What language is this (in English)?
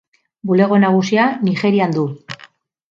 Basque